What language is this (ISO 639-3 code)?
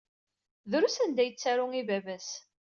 kab